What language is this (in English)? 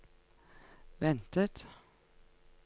Norwegian